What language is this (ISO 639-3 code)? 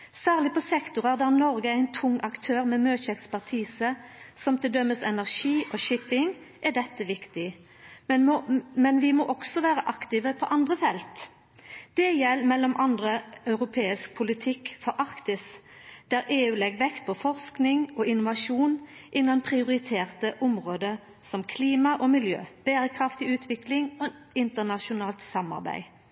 nno